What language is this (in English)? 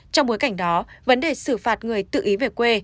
Vietnamese